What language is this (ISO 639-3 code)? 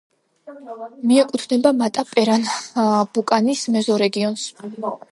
kat